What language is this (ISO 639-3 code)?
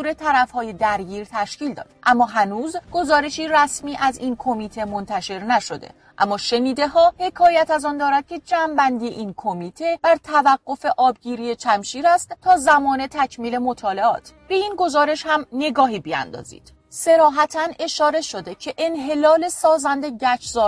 fas